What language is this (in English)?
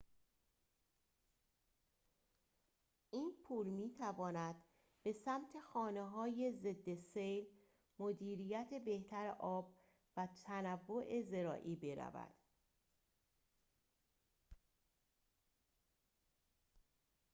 Persian